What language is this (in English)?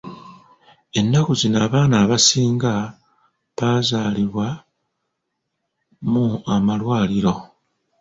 Ganda